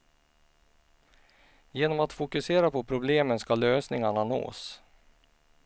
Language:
Swedish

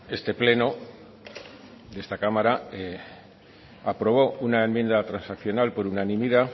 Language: Spanish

